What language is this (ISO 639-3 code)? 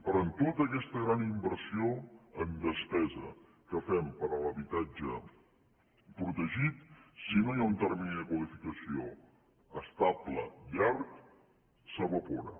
cat